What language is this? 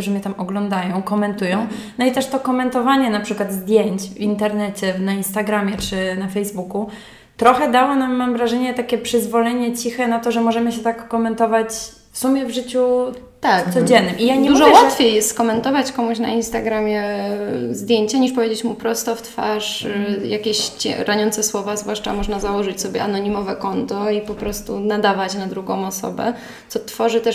Polish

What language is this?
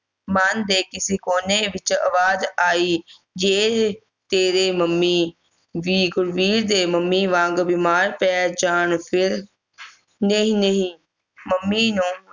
Punjabi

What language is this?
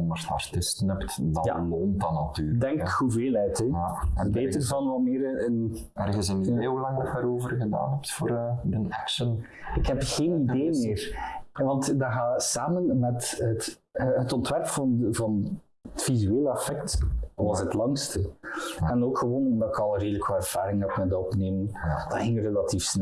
Dutch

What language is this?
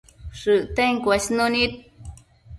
Matsés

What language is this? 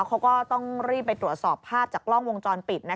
Thai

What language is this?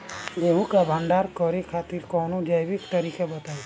Bhojpuri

